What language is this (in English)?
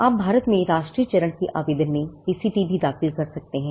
Hindi